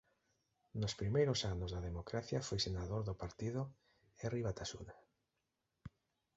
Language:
Galician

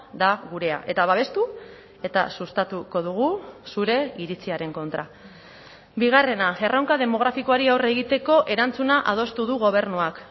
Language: Basque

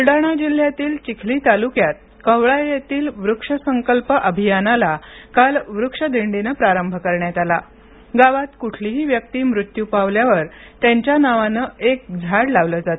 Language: Marathi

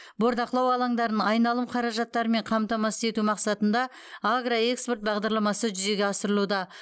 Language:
Kazakh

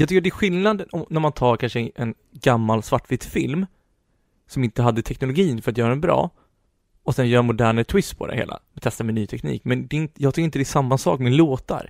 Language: Swedish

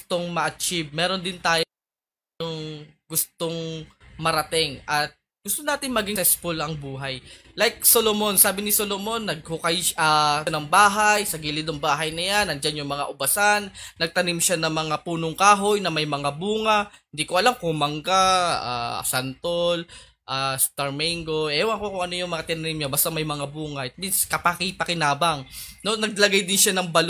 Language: Filipino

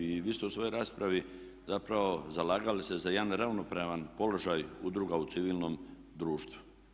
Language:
Croatian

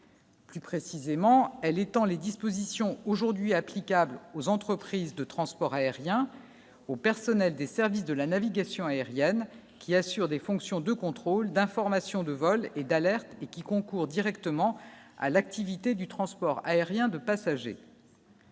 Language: French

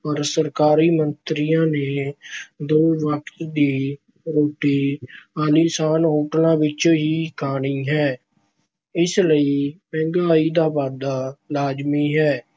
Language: Punjabi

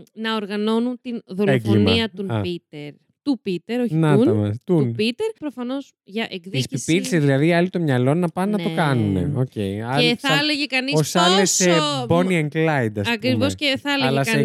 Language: Greek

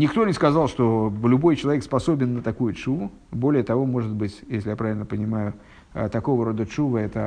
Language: Russian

